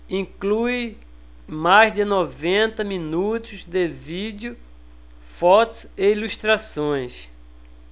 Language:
Portuguese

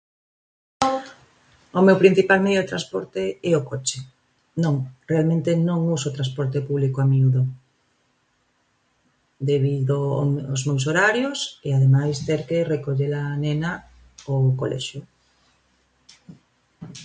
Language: Galician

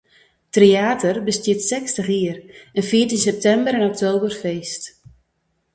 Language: Western Frisian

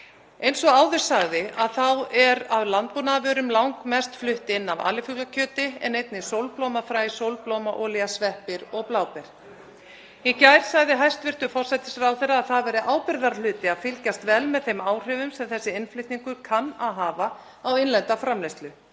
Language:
Icelandic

